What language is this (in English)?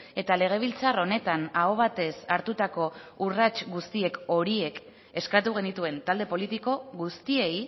Basque